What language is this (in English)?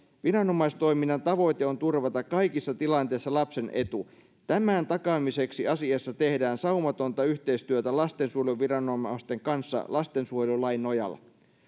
Finnish